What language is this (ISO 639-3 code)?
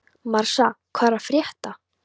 isl